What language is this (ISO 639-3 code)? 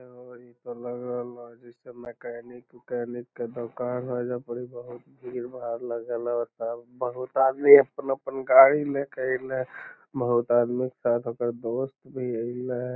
mag